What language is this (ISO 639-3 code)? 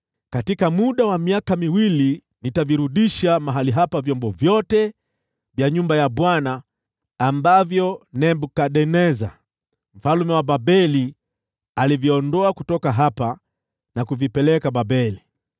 swa